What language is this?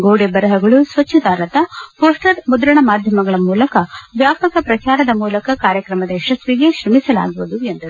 Kannada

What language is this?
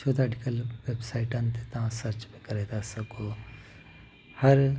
Sindhi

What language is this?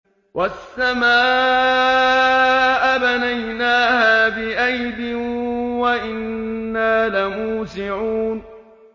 Arabic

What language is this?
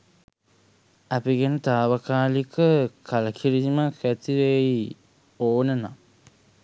Sinhala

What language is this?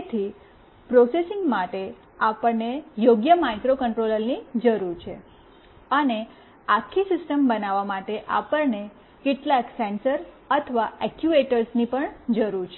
Gujarati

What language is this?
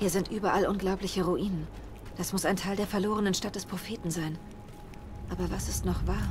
German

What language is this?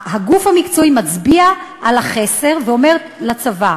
Hebrew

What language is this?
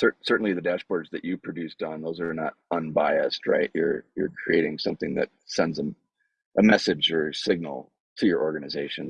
English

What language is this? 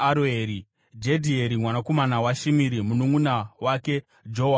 Shona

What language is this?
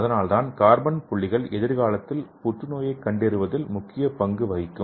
Tamil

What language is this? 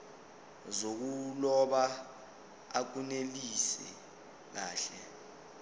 Zulu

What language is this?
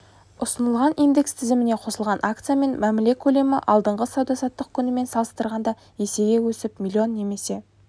Kazakh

